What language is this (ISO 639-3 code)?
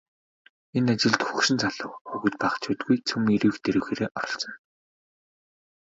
mon